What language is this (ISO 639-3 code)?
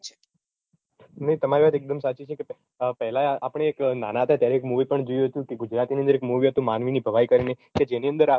guj